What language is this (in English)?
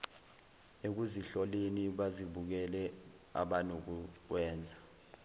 Zulu